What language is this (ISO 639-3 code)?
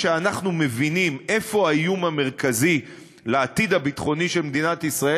heb